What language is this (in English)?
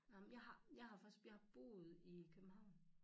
Danish